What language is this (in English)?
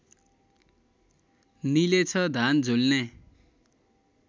Nepali